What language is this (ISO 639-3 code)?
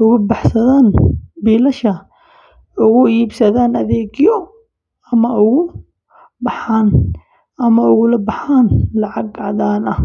som